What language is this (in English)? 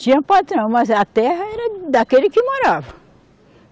Portuguese